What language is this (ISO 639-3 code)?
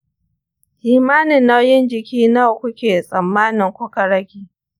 hau